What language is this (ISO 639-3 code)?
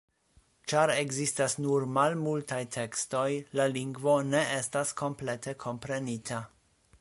epo